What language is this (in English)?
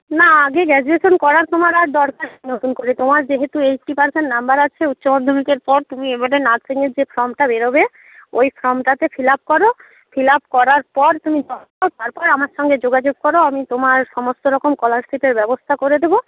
Bangla